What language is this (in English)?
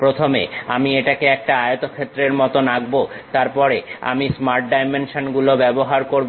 Bangla